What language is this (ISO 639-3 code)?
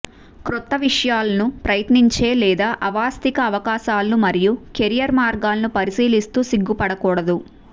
tel